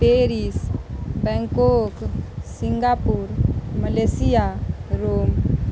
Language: Maithili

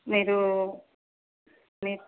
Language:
Telugu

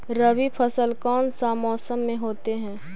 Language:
Magahi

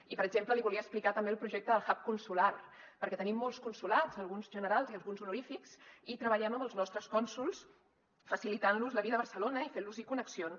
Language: Catalan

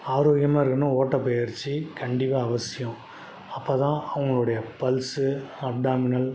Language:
Tamil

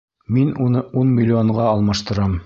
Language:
Bashkir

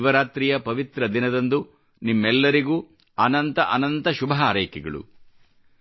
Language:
Kannada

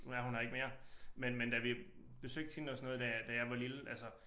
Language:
Danish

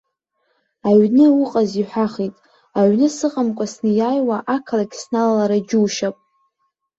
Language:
Abkhazian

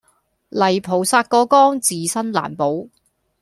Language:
Cantonese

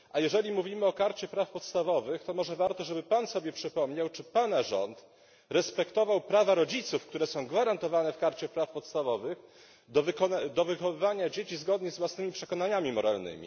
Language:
Polish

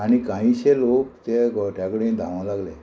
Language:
Konkani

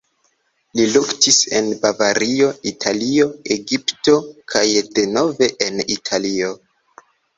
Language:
Esperanto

